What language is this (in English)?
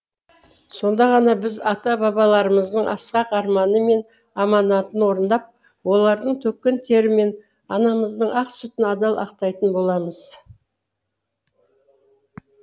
Kazakh